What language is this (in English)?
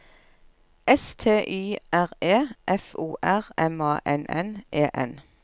Norwegian